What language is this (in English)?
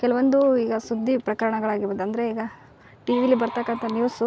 Kannada